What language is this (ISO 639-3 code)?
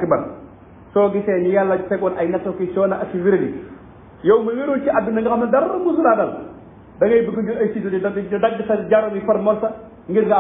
ara